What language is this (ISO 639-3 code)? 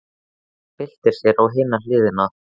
isl